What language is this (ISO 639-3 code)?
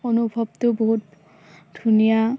asm